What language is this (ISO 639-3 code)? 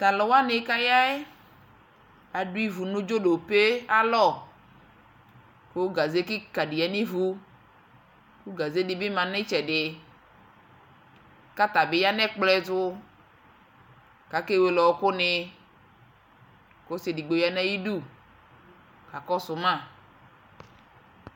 kpo